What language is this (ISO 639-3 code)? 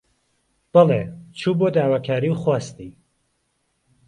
ckb